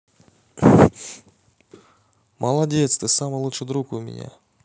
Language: Russian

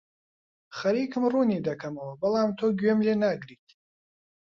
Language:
Central Kurdish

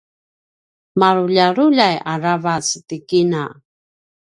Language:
Paiwan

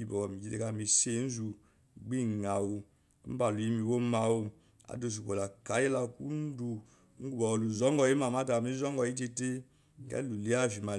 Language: Eloyi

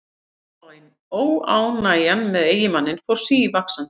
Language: Icelandic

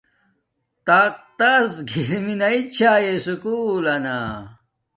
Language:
Domaaki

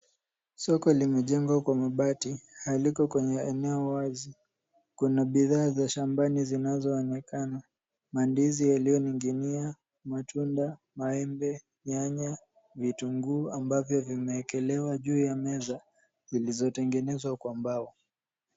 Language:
Swahili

